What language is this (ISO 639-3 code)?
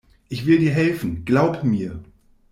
deu